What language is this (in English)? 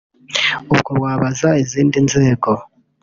Kinyarwanda